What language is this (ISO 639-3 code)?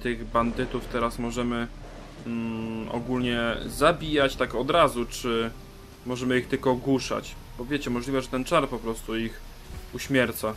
pol